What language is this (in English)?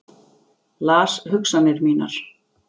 Icelandic